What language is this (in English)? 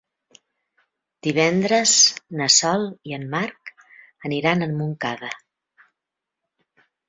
Catalan